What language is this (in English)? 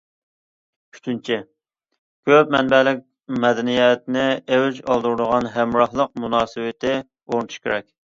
Uyghur